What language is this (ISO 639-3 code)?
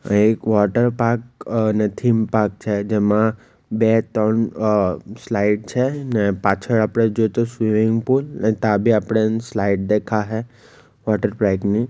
guj